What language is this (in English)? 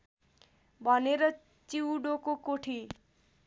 Nepali